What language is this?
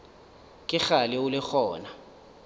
Northern Sotho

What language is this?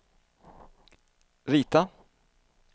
Swedish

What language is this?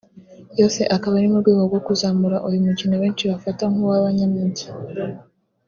Kinyarwanda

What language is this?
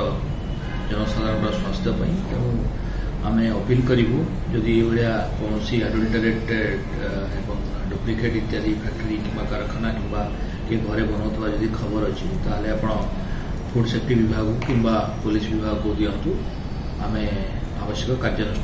Italian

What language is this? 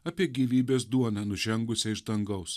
Lithuanian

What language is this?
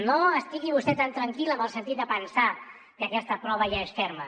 Catalan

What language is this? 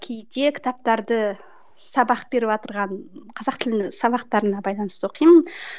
Kazakh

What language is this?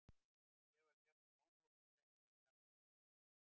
Icelandic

